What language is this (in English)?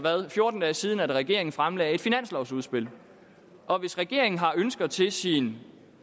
Danish